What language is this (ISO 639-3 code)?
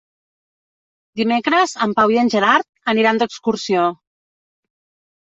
cat